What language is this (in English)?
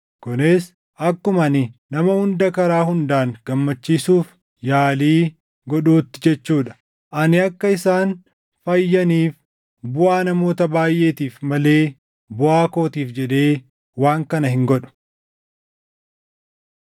Oromo